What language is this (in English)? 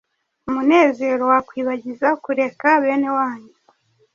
Kinyarwanda